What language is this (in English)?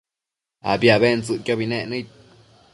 Matsés